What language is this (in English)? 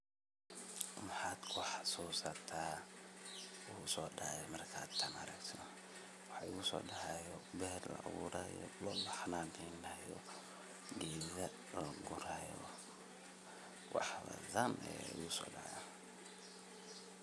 Somali